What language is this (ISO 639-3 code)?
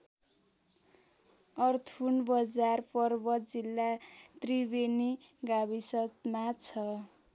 nep